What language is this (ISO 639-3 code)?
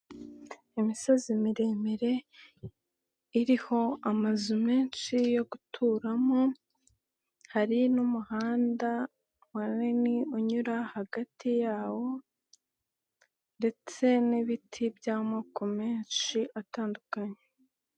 kin